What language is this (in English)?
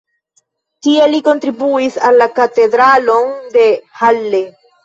Esperanto